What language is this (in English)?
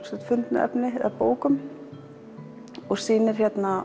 Icelandic